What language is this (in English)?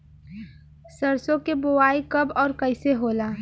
Bhojpuri